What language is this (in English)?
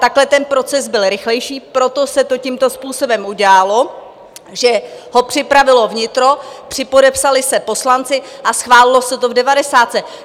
Czech